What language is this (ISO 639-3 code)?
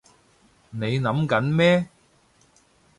yue